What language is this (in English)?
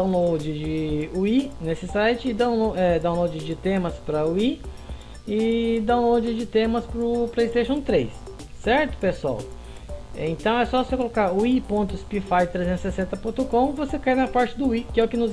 Portuguese